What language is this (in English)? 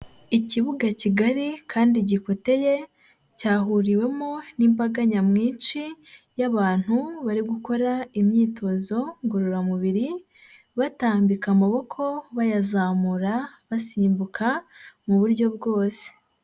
Kinyarwanda